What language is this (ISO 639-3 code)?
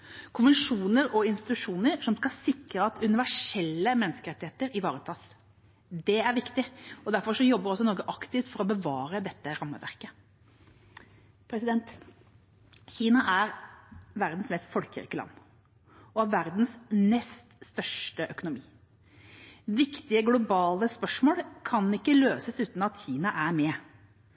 nob